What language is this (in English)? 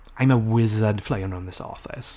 English